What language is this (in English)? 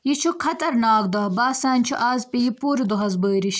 Kashmiri